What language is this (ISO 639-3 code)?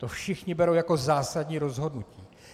ces